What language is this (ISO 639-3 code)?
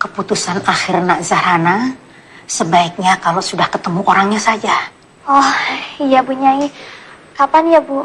ind